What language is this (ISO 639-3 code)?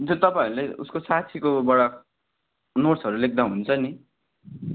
nep